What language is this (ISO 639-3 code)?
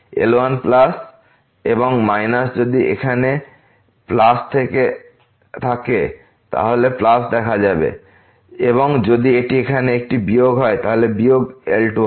ben